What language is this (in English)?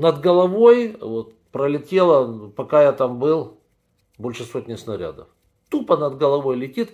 Russian